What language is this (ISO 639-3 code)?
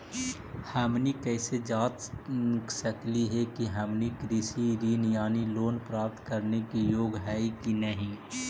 mag